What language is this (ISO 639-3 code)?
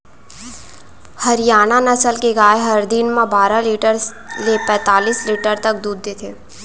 hne